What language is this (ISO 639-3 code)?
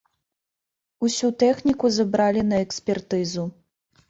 bel